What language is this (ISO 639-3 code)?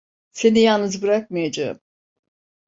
tur